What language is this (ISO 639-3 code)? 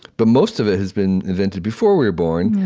eng